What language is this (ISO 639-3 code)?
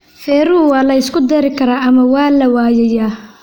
som